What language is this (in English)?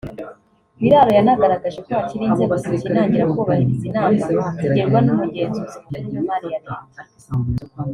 Kinyarwanda